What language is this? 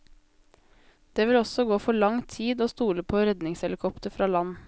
Norwegian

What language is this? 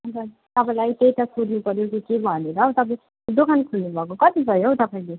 Nepali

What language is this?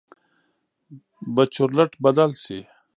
Pashto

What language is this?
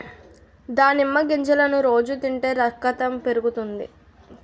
Telugu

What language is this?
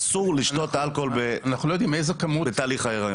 Hebrew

